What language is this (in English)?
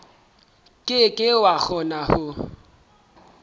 Southern Sotho